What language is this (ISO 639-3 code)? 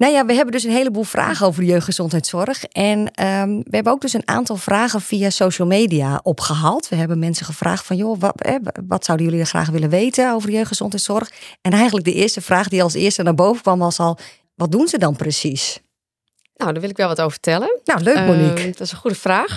nld